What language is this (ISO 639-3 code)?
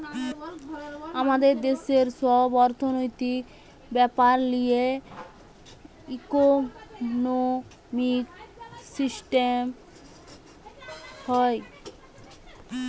ben